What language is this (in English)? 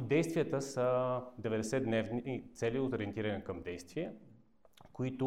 Bulgarian